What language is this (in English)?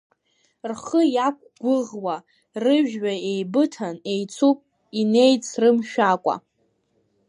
Abkhazian